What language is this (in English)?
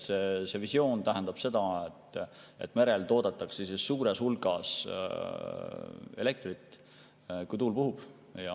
Estonian